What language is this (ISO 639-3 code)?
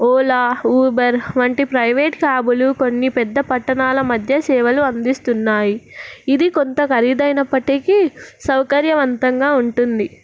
tel